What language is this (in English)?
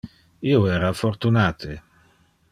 Interlingua